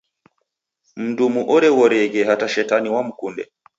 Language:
Taita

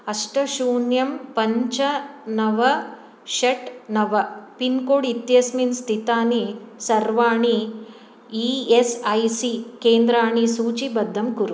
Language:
Sanskrit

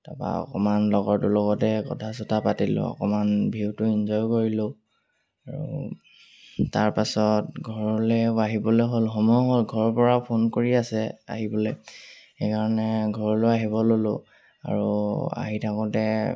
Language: Assamese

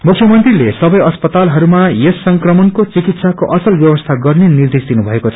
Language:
Nepali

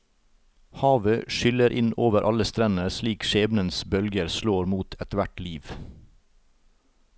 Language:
Norwegian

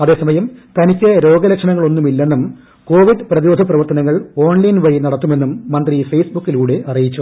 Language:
Malayalam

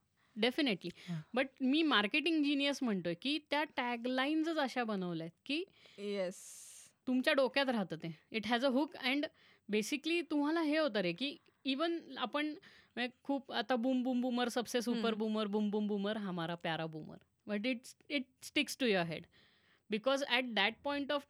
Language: Marathi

